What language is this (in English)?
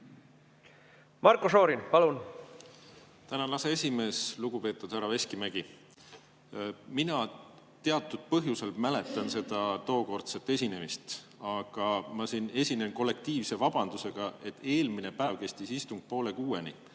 Estonian